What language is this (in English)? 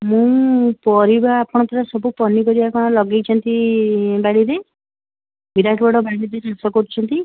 Odia